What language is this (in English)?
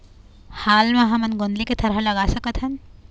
Chhattisgarhi